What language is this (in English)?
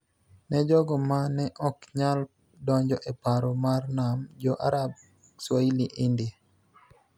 Luo (Kenya and Tanzania)